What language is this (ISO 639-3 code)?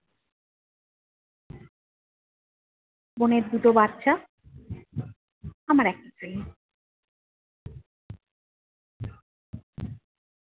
ben